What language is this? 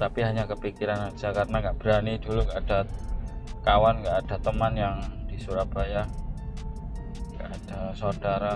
Indonesian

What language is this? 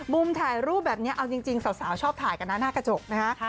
Thai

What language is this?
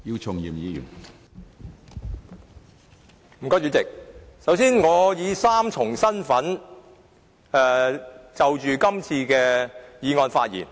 Cantonese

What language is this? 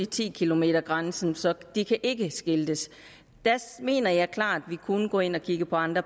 Danish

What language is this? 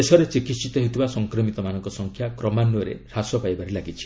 Odia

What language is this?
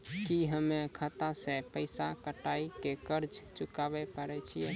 Maithili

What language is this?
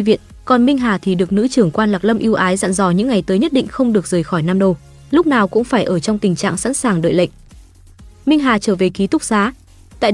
Vietnamese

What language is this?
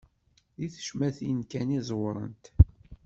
Kabyle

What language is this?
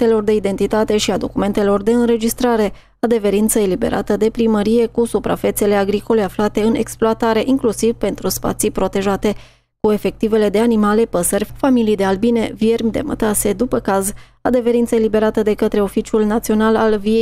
Romanian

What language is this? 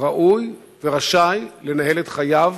Hebrew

